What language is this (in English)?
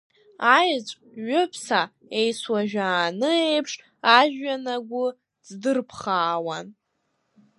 Abkhazian